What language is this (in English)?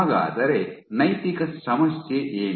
Kannada